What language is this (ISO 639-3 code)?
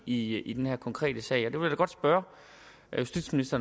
dan